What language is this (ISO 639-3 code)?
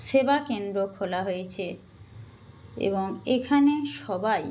ben